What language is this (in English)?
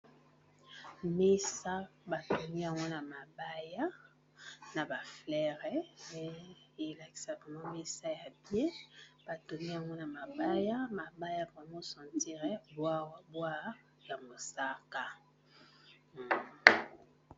Lingala